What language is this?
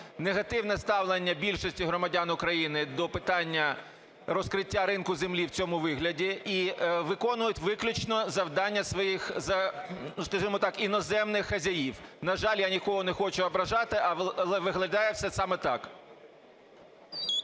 Ukrainian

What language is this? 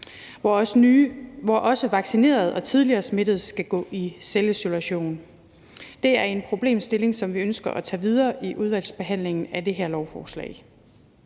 Danish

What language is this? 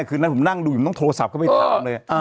Thai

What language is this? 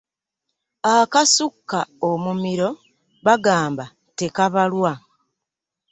Ganda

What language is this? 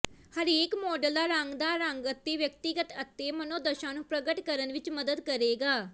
Punjabi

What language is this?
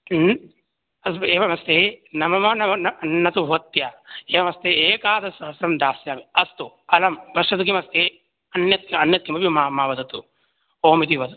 Sanskrit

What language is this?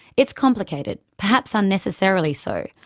English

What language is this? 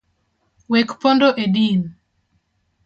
Luo (Kenya and Tanzania)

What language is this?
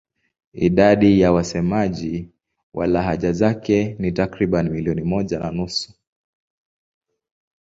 Swahili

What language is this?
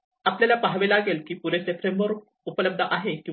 Marathi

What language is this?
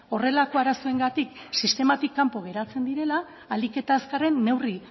Basque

